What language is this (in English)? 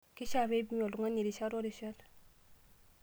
Masai